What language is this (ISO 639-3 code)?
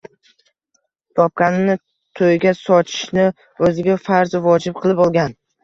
uzb